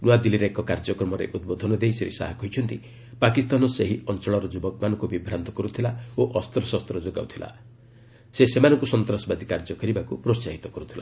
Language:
Odia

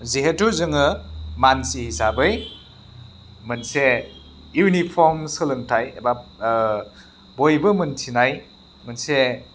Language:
Bodo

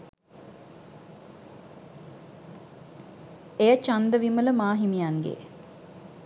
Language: Sinhala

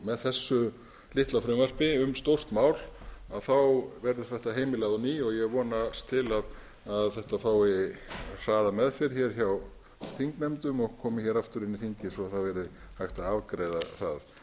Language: Icelandic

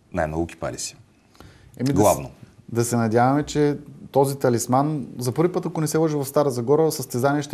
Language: Bulgarian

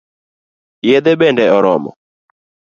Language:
Luo (Kenya and Tanzania)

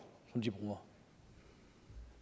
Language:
Danish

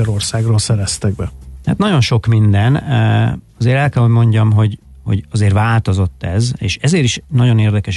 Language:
Hungarian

